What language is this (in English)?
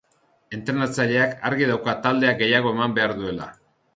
Basque